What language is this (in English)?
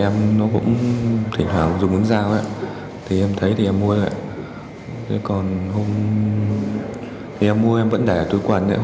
Vietnamese